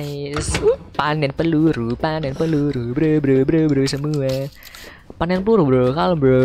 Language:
Indonesian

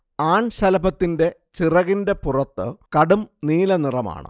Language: Malayalam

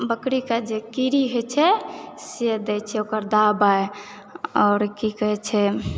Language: Maithili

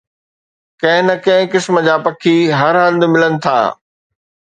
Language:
Sindhi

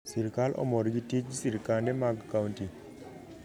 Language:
Luo (Kenya and Tanzania)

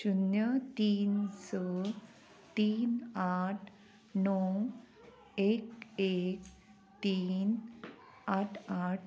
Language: Konkani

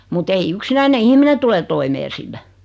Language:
Finnish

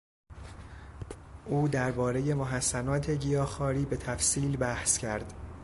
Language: Persian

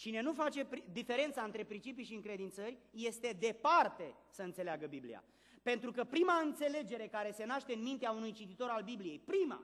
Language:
Romanian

